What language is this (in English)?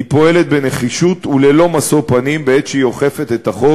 Hebrew